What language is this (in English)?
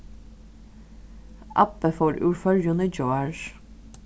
Faroese